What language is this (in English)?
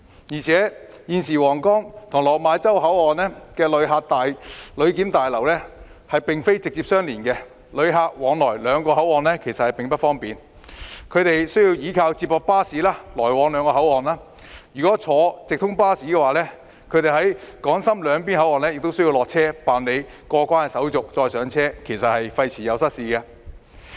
Cantonese